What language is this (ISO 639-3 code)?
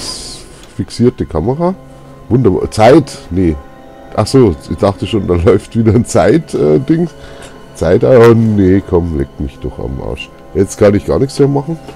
deu